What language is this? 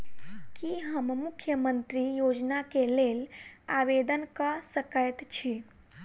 Maithili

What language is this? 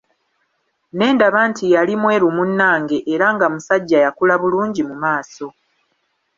Ganda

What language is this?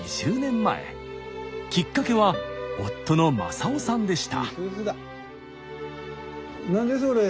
Japanese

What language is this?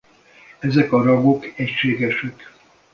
Hungarian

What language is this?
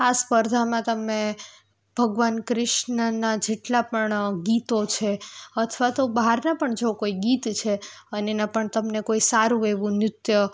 Gujarati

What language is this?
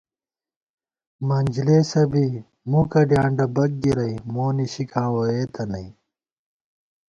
Gawar-Bati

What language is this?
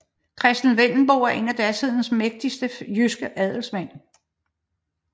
Danish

